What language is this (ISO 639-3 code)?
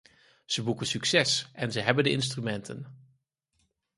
nld